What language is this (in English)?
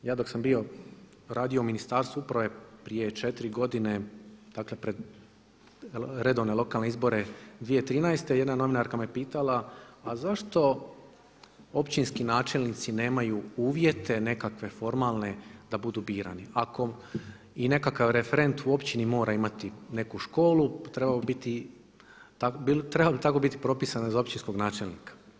Croatian